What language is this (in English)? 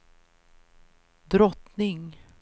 Swedish